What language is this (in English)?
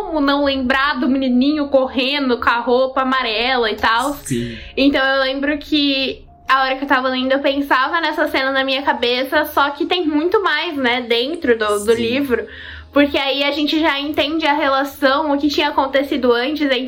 Portuguese